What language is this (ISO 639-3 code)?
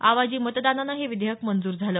mar